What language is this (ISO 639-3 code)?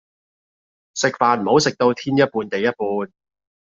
yue